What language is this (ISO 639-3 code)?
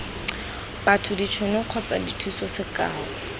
tsn